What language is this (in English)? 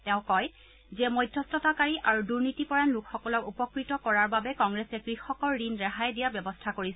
Assamese